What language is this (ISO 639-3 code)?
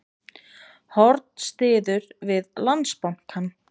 isl